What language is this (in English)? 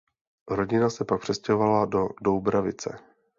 Czech